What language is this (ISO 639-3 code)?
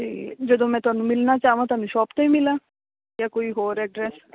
pan